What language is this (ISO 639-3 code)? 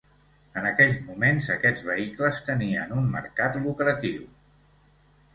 cat